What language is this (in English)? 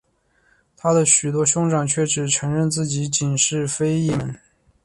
Chinese